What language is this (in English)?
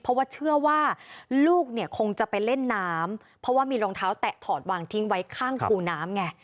Thai